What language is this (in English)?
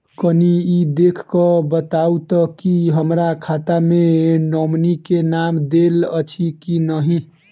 Maithili